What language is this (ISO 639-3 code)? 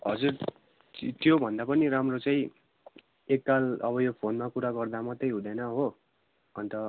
nep